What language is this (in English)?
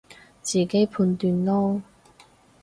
Cantonese